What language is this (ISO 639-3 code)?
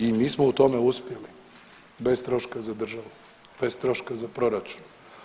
hrv